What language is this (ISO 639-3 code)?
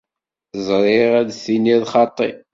kab